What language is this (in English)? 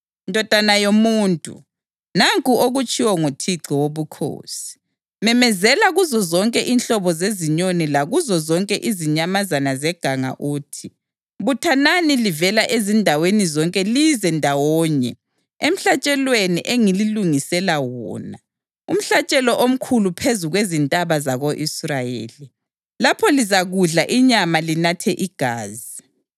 North Ndebele